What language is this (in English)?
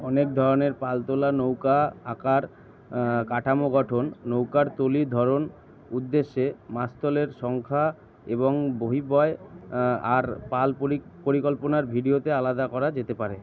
Bangla